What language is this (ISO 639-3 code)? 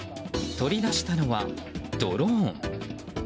jpn